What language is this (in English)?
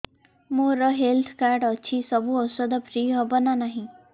Odia